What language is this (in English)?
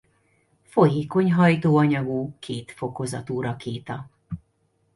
Hungarian